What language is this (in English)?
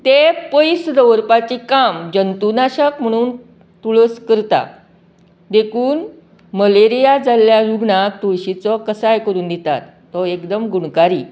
Konkani